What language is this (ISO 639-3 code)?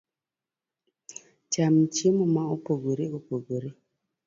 luo